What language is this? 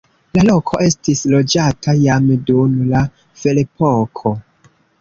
Esperanto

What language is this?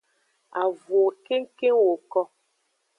Aja (Benin)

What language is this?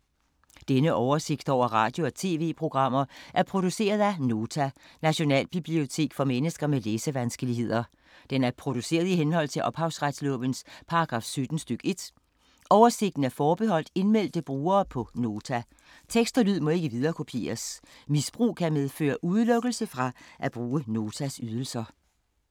Danish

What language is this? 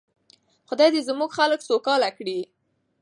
Pashto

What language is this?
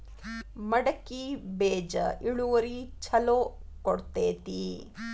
Kannada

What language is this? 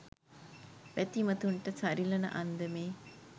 Sinhala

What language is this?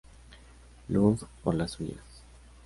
Spanish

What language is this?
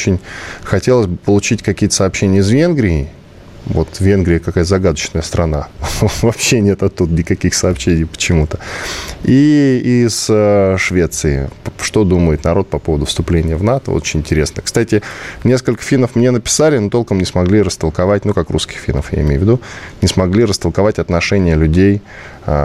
Russian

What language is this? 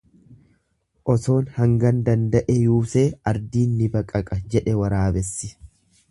Oromo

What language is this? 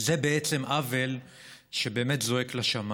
Hebrew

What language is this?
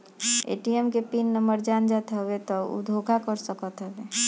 Bhojpuri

